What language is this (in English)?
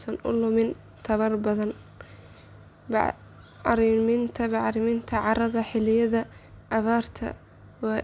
Somali